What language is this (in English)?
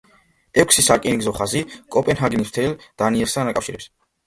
Georgian